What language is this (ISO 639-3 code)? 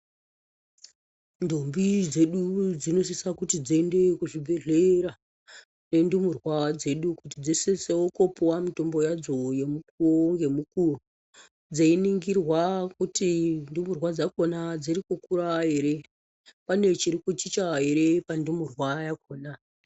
ndc